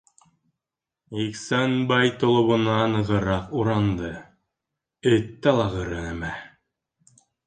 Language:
Bashkir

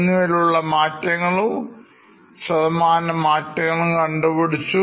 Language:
Malayalam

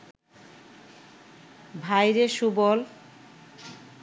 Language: Bangla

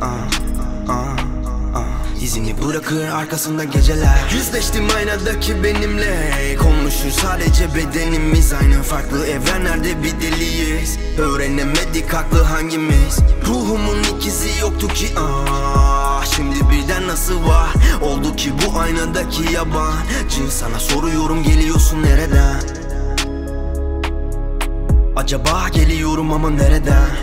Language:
Turkish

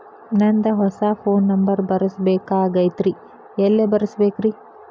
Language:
Kannada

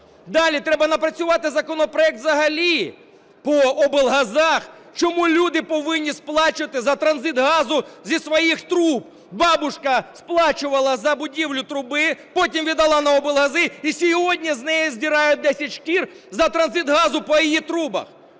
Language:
Ukrainian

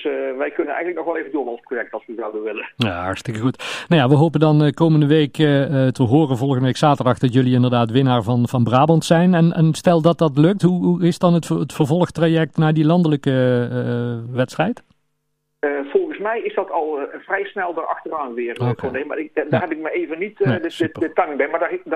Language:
Dutch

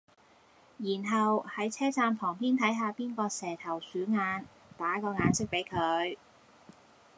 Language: Cantonese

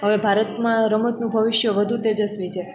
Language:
Gujarati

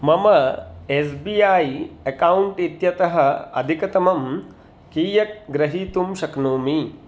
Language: Sanskrit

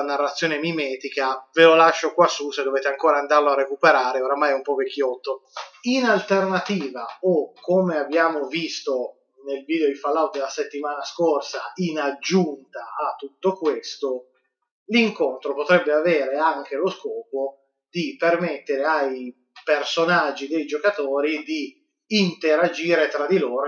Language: Italian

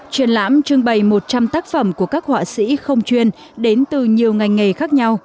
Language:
Vietnamese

